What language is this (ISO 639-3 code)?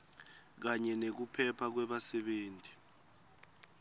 ssw